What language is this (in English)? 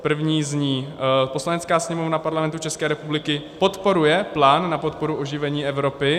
Czech